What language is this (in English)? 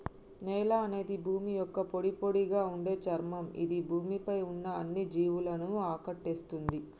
Telugu